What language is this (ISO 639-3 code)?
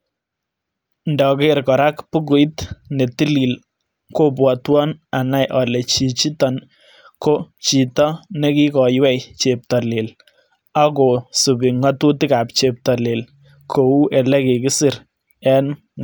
kln